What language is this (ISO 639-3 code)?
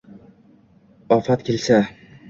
uzb